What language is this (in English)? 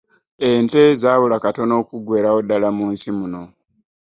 Ganda